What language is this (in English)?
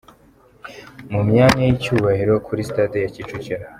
Kinyarwanda